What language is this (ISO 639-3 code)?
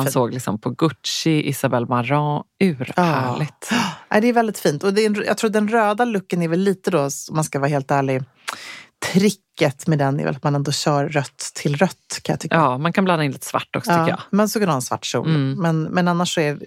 swe